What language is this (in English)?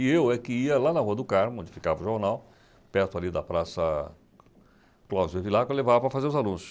Portuguese